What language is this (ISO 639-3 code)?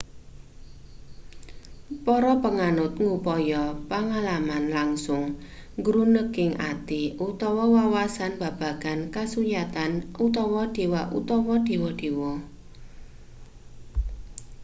jav